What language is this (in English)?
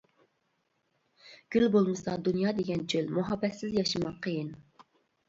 Uyghur